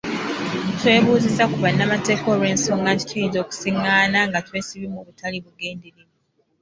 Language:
Ganda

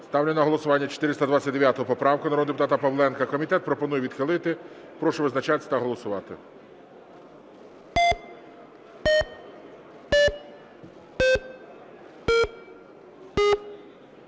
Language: Ukrainian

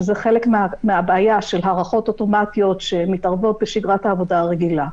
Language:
Hebrew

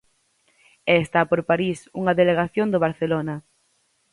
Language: Galician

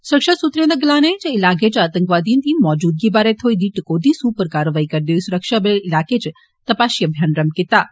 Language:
Dogri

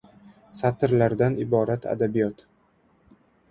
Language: Uzbek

